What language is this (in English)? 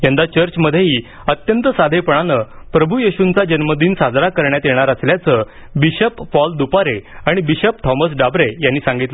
Marathi